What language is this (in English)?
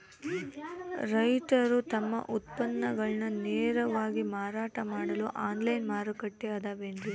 Kannada